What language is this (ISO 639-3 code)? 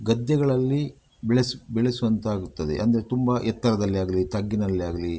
kan